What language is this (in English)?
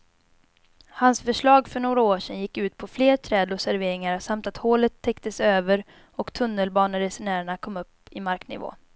Swedish